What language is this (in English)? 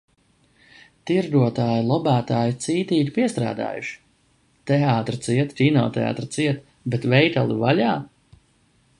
Latvian